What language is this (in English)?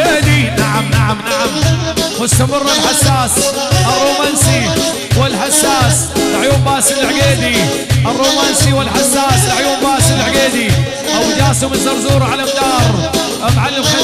Arabic